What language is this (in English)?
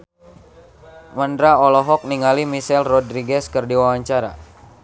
Sundanese